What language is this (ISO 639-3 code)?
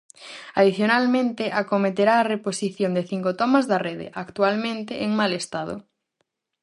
glg